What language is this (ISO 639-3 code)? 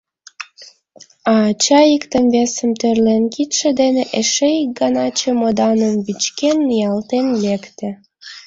chm